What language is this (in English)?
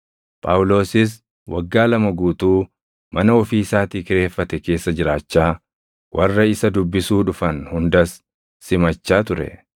Oromo